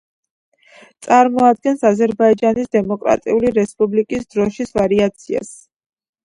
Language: Georgian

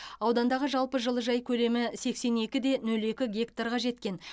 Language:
Kazakh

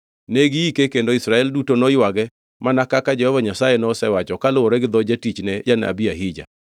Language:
Luo (Kenya and Tanzania)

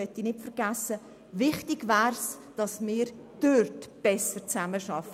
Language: Swiss German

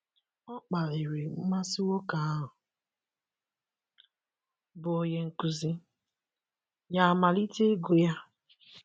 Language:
Igbo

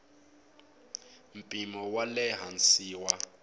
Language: Tsonga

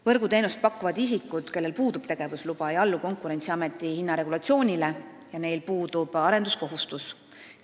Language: Estonian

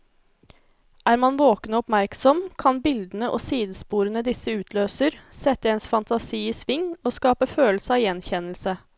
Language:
Norwegian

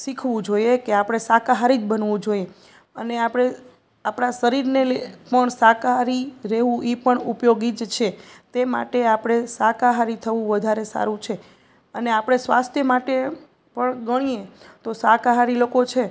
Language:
Gujarati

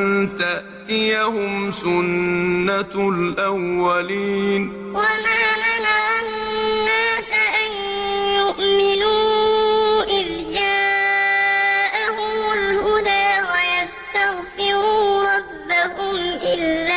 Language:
Arabic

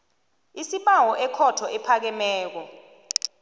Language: South Ndebele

